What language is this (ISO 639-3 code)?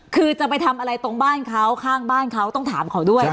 tha